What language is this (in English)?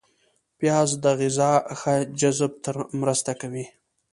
Pashto